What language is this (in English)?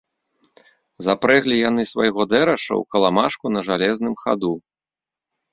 Belarusian